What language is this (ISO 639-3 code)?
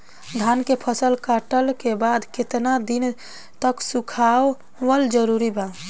bho